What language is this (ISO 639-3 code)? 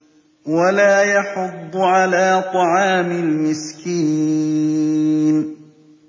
ara